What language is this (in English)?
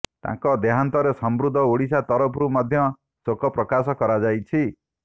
Odia